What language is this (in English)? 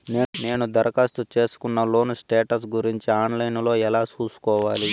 Telugu